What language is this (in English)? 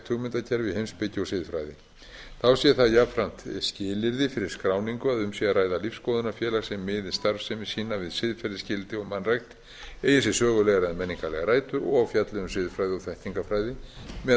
Icelandic